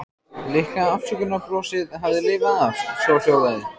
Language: Icelandic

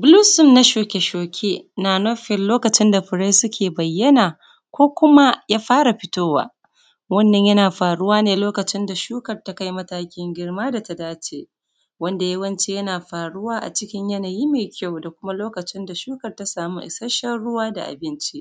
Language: Hausa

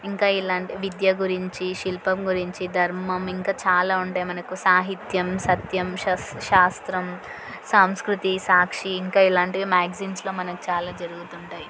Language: Telugu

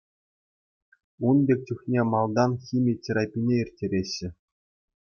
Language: Chuvash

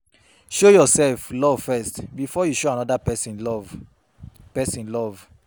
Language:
Nigerian Pidgin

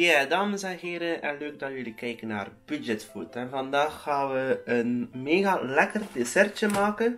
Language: Dutch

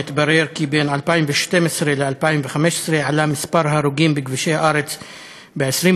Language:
Hebrew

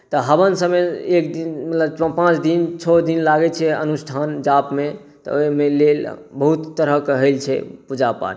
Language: Maithili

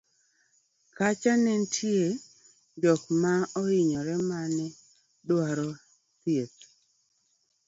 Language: Luo (Kenya and Tanzania)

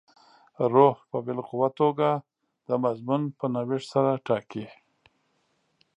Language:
Pashto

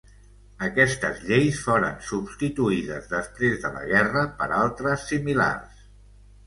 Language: Catalan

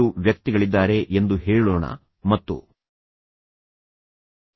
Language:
Kannada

